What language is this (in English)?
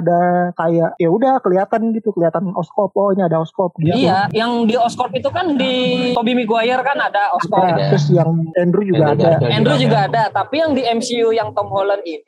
Indonesian